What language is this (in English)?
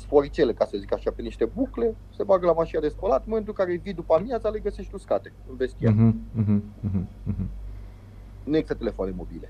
Romanian